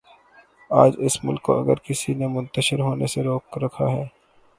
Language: Urdu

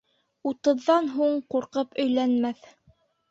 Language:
Bashkir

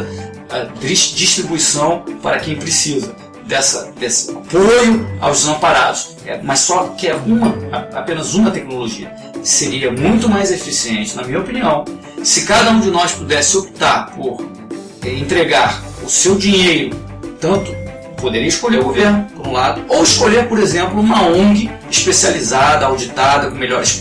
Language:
Portuguese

